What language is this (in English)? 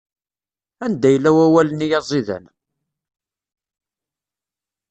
Kabyle